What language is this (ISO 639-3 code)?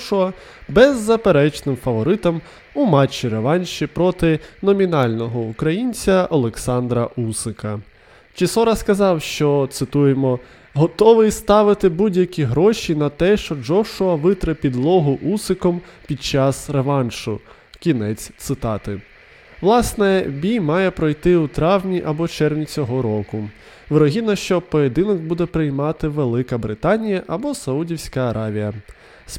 ukr